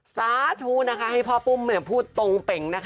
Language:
Thai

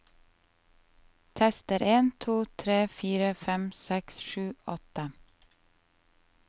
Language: Norwegian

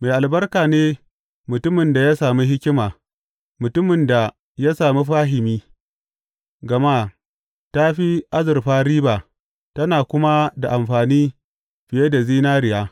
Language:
Hausa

